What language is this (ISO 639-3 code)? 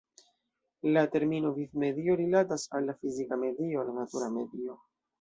epo